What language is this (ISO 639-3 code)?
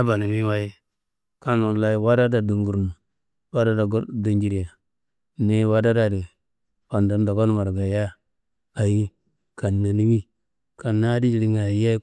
kbl